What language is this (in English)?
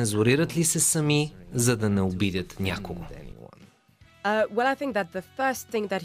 Bulgarian